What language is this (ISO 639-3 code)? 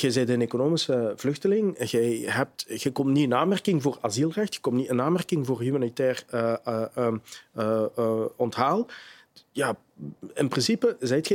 nld